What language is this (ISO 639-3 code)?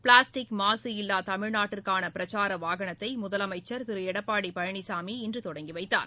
tam